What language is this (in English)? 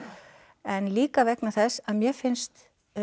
Icelandic